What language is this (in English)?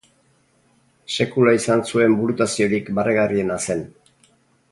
Basque